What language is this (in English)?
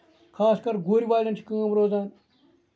Kashmiri